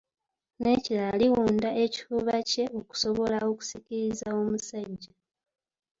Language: Ganda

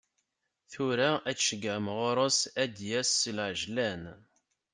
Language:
Kabyle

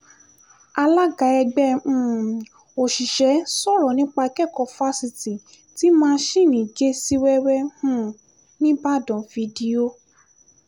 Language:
Yoruba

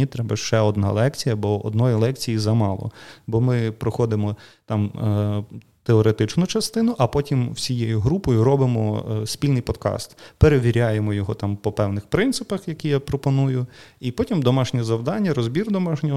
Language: Ukrainian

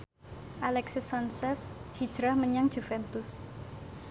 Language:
Javanese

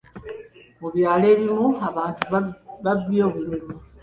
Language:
Ganda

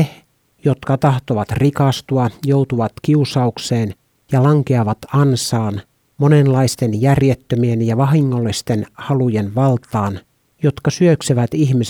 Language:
Finnish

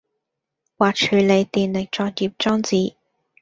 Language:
Cantonese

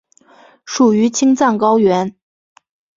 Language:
Chinese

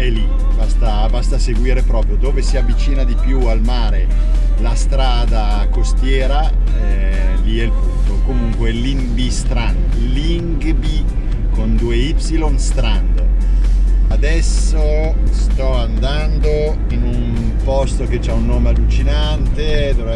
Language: Italian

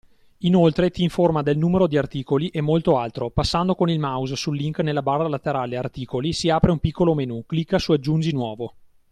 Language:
Italian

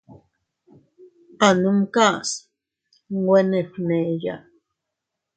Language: Teutila Cuicatec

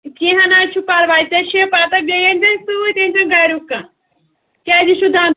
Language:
Kashmiri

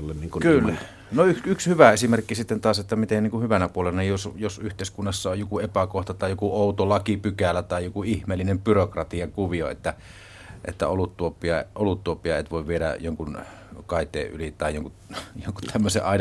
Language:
Finnish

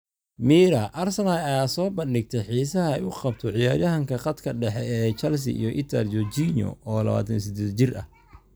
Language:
Somali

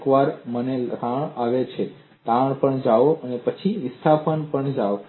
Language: Gujarati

